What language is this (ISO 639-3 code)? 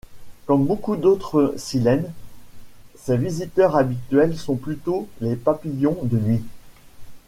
fra